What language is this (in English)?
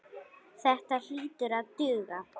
Icelandic